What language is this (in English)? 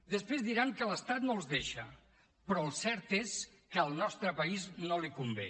Catalan